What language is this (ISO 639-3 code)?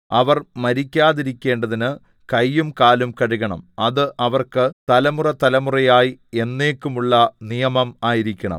mal